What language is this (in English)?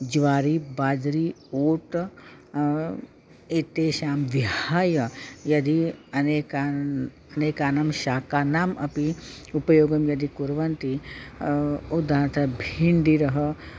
Sanskrit